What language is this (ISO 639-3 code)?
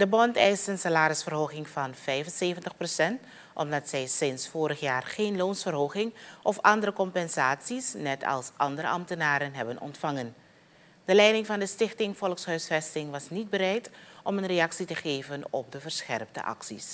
nld